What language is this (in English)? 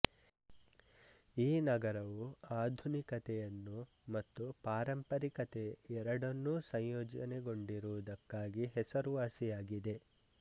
Kannada